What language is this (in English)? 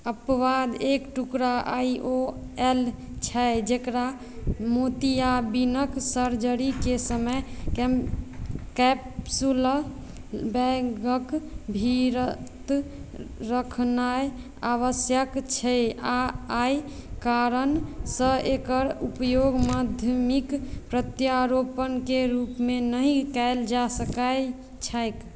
Maithili